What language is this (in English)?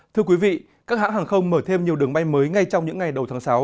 Vietnamese